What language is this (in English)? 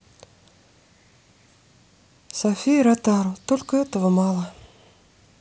Russian